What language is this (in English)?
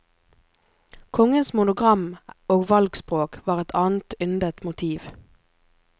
Norwegian